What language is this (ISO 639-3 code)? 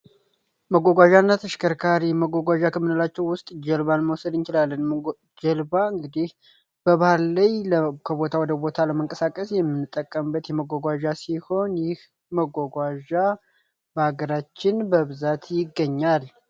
amh